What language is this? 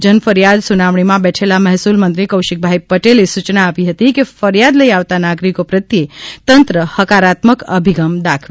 Gujarati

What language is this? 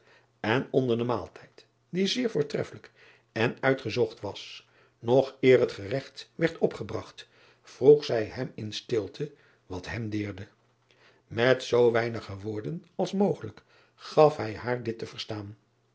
Dutch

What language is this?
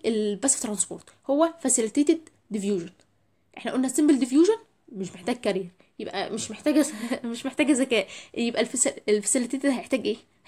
Arabic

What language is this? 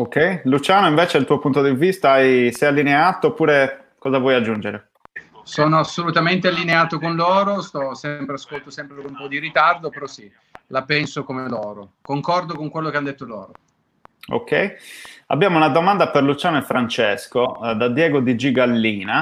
Italian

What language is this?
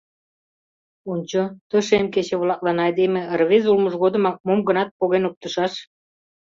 Mari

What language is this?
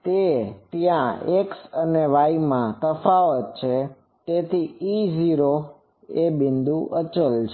Gujarati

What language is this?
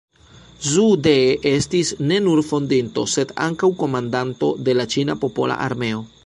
Esperanto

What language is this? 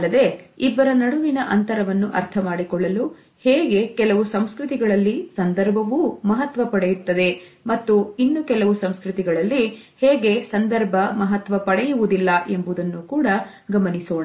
Kannada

